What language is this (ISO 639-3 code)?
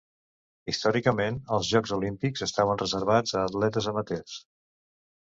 cat